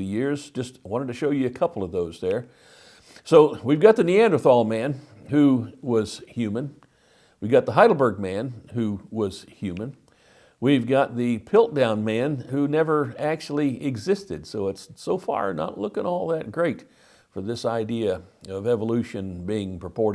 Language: English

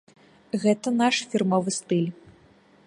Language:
Belarusian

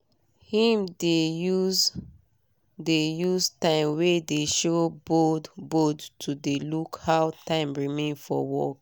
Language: Nigerian Pidgin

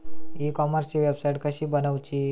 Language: Marathi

